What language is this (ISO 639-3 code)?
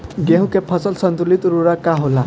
bho